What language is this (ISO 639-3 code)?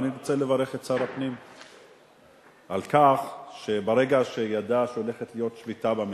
heb